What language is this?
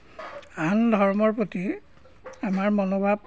Assamese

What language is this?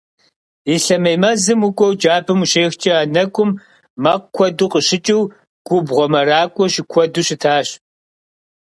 Kabardian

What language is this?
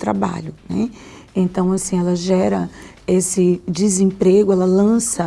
Portuguese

